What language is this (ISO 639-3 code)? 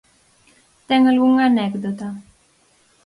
glg